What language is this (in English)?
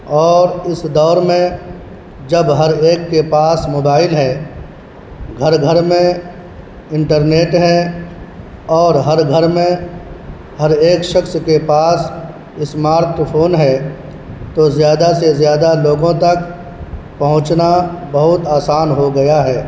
Urdu